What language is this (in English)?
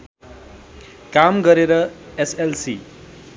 Nepali